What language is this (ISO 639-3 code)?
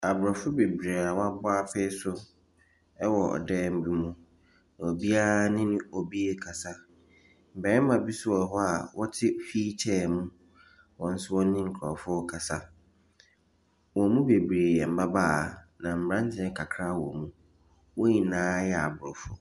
aka